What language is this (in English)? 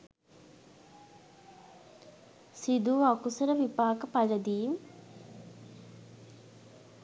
Sinhala